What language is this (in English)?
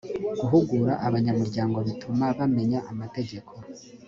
Kinyarwanda